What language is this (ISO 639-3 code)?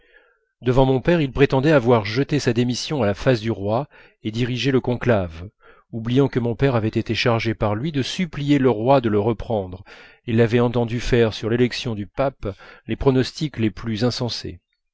fra